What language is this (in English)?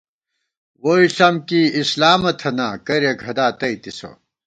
Gawar-Bati